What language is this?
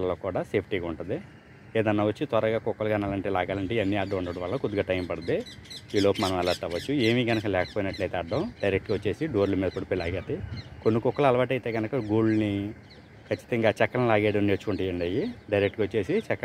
Telugu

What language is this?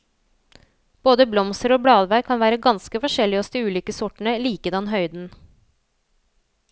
Norwegian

